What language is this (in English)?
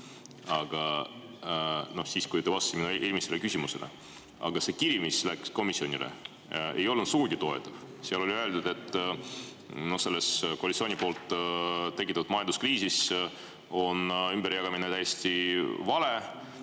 Estonian